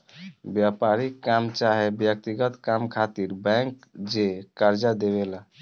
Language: Bhojpuri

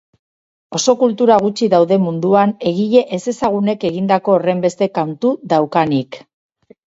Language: Basque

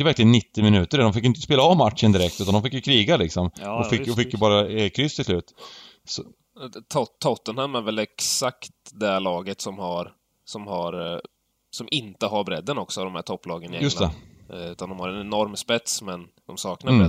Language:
Swedish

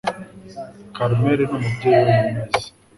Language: Kinyarwanda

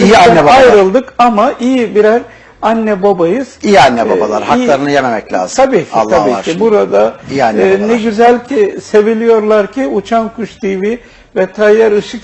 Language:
Turkish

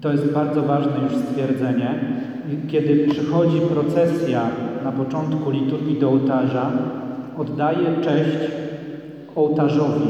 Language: Polish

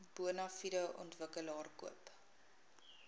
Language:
Afrikaans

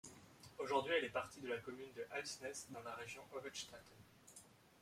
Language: French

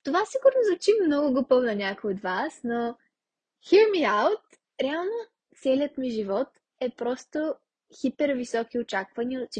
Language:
Bulgarian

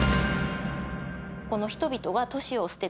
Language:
Japanese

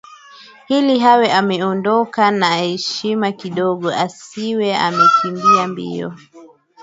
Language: Swahili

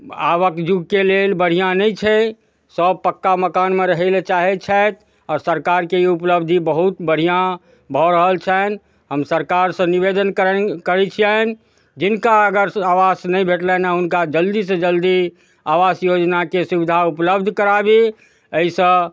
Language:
Maithili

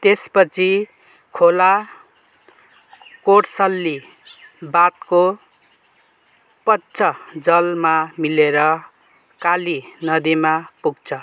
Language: Nepali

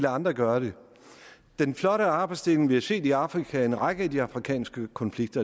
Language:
Danish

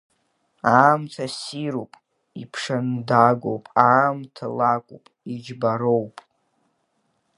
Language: Abkhazian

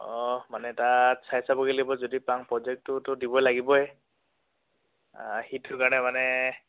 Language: Assamese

